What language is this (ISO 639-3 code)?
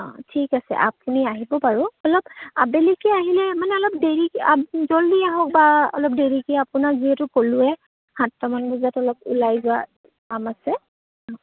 asm